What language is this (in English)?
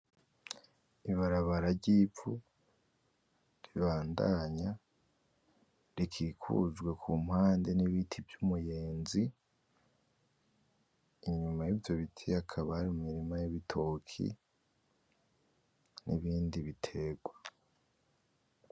Rundi